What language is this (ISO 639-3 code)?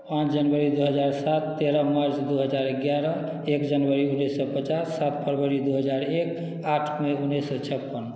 mai